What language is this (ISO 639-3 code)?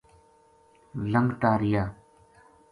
gju